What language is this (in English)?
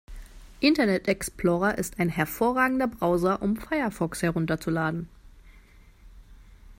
German